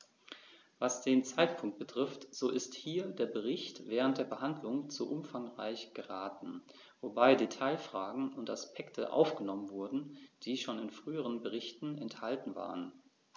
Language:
German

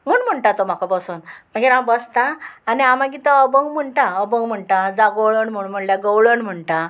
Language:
Konkani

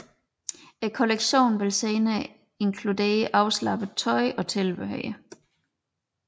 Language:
Danish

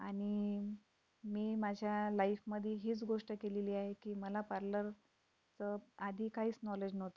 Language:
Marathi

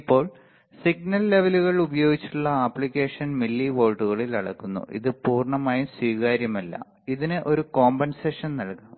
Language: Malayalam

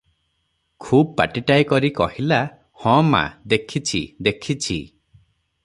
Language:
Odia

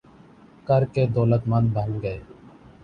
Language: Urdu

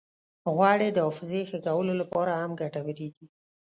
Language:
Pashto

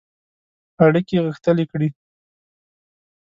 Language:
Pashto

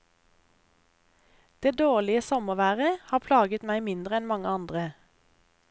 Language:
Norwegian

